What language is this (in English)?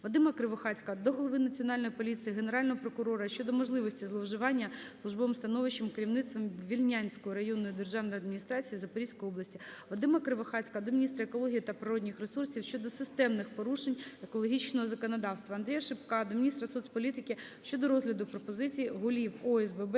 Ukrainian